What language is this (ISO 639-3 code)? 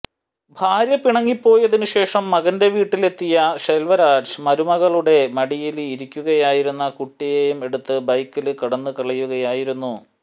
mal